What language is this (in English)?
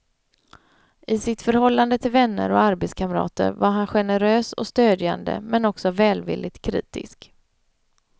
Swedish